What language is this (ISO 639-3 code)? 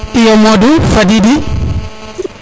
srr